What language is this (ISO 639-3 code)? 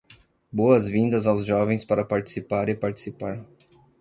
por